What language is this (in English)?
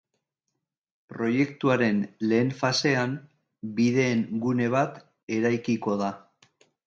Basque